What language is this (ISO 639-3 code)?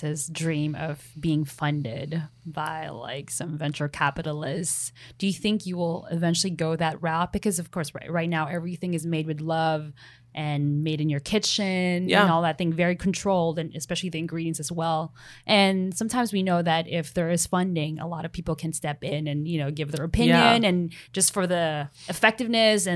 eng